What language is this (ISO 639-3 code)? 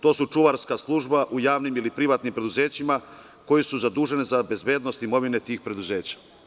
srp